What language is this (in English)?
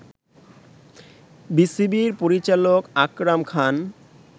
Bangla